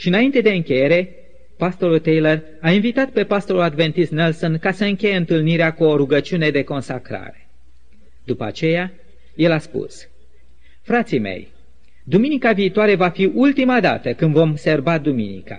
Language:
Romanian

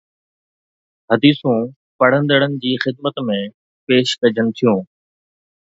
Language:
Sindhi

